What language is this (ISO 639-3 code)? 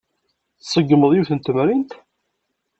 kab